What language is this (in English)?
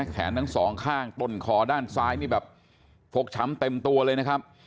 Thai